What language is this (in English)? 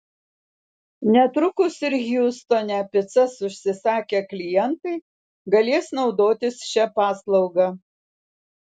Lithuanian